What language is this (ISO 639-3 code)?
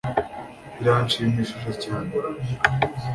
kin